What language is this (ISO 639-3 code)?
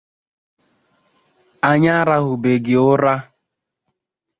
ibo